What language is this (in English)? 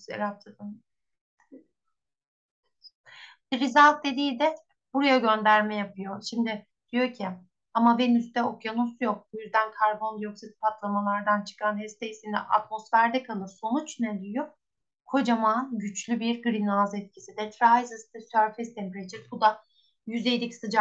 Turkish